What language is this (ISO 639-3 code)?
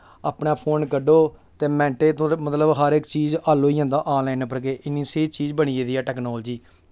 doi